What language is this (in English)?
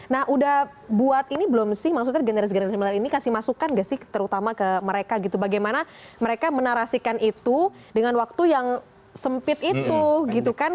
Indonesian